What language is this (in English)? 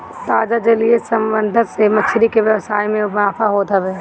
Bhojpuri